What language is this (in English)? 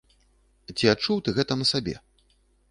Belarusian